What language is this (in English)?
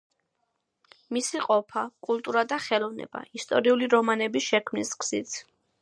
Georgian